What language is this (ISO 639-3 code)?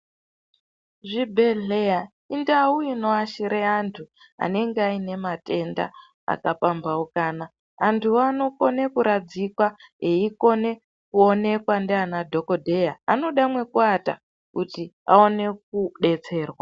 ndc